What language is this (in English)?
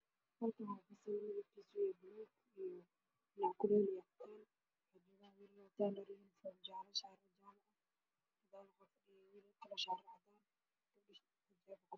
Somali